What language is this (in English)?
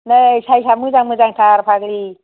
Bodo